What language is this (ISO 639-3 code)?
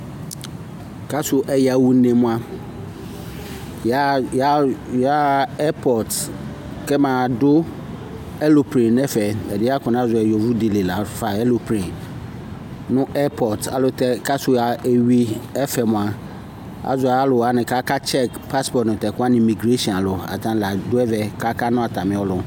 kpo